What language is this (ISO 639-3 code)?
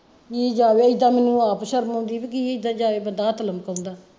pan